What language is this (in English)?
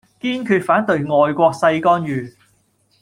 Cantonese